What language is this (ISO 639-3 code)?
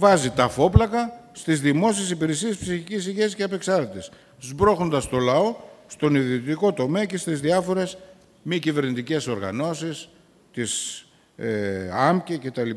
ell